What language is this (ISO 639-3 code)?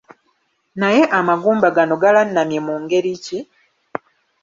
lug